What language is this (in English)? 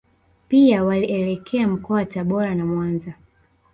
Swahili